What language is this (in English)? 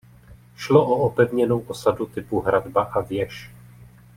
Czech